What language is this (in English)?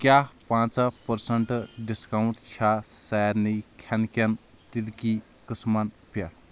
Kashmiri